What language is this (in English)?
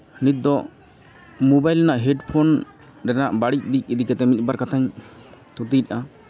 Santali